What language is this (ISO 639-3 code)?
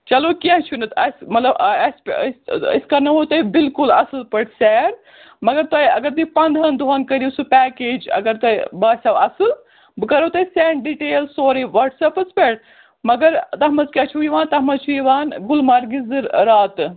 kas